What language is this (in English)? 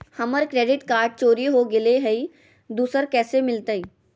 Magahi